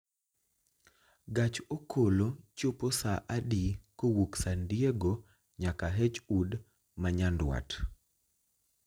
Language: Luo (Kenya and Tanzania)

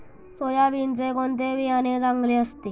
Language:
Marathi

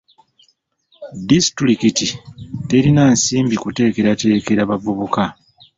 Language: Ganda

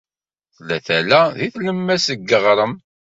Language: Kabyle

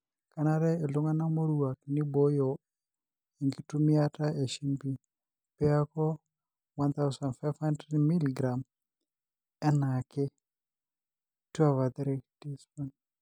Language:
Masai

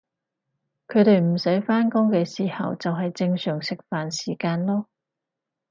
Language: Cantonese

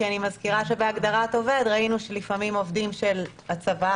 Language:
Hebrew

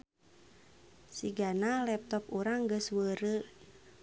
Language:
Sundanese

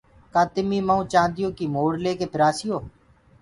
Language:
Gurgula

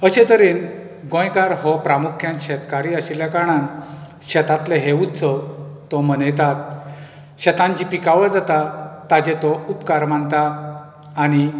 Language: Konkani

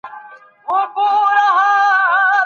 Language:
Pashto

